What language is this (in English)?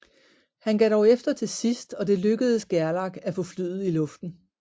Danish